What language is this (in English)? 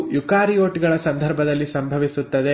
Kannada